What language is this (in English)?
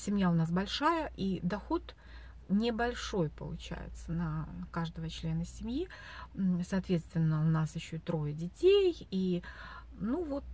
Russian